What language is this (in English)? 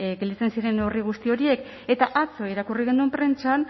Basque